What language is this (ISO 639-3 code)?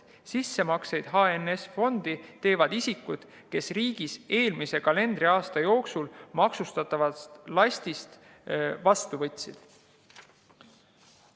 est